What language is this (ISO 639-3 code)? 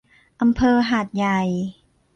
tha